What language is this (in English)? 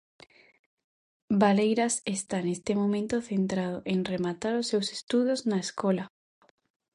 Galician